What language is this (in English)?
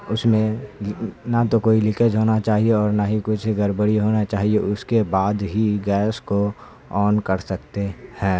Urdu